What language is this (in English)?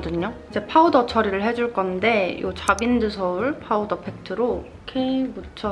Korean